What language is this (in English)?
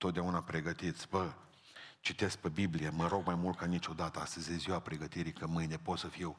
Romanian